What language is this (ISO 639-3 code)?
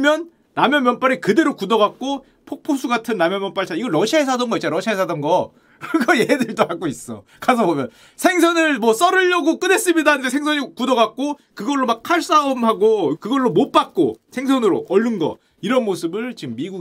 kor